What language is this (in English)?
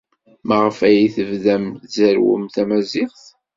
Kabyle